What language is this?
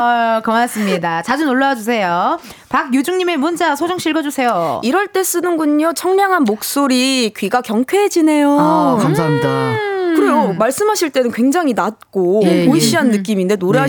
Korean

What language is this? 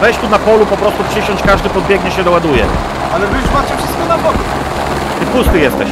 Polish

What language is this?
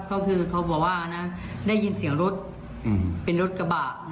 Thai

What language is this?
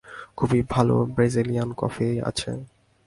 Bangla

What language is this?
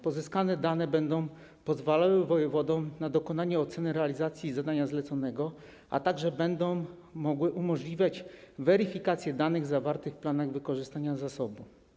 Polish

